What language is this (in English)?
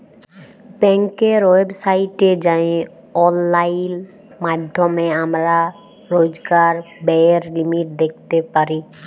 Bangla